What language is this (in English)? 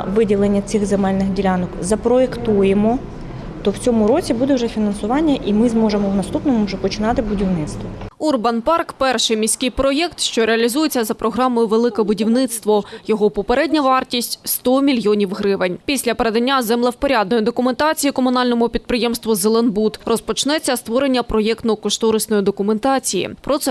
Ukrainian